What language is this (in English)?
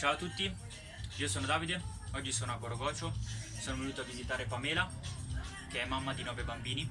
Italian